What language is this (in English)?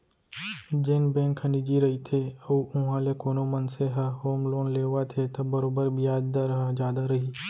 Chhattisgarhi